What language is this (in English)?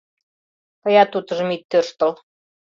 Mari